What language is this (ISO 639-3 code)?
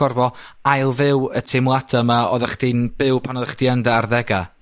cym